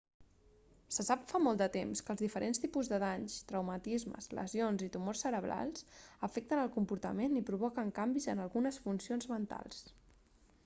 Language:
Catalan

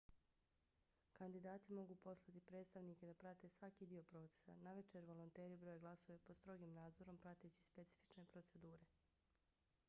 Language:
Bosnian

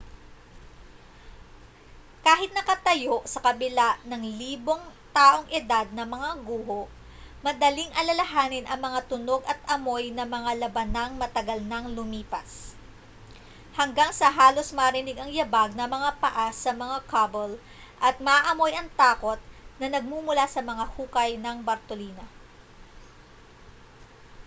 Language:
Filipino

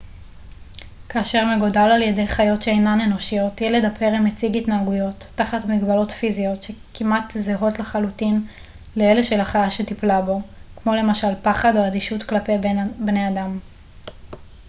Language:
Hebrew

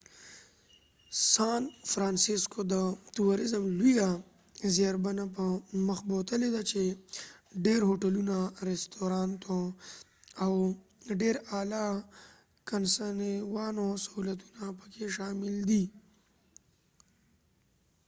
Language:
Pashto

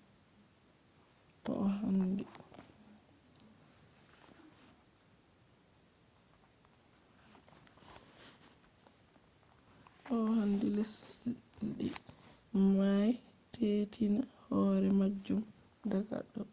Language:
Fula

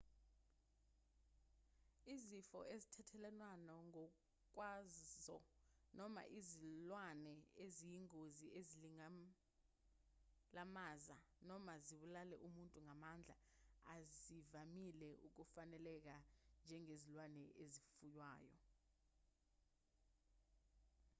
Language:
Zulu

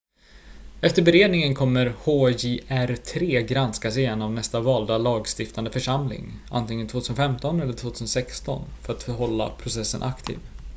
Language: Swedish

